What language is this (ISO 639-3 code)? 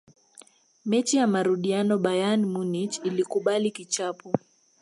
swa